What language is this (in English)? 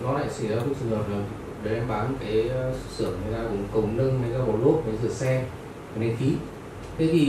Vietnamese